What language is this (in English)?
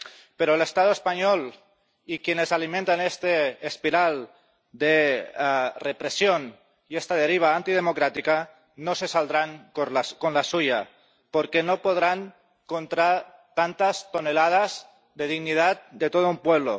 Spanish